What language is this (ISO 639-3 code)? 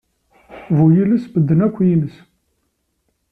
kab